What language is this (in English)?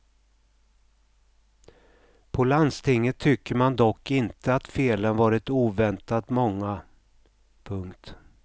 Swedish